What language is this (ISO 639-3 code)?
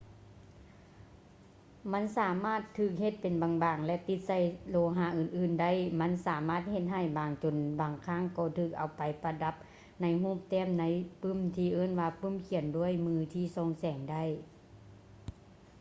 lao